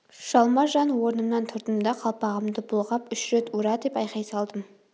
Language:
Kazakh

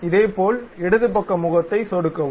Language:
Tamil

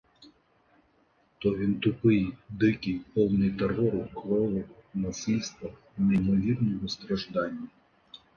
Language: Ukrainian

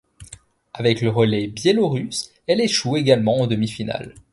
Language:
French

